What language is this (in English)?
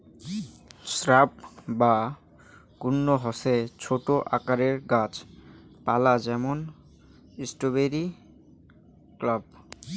Bangla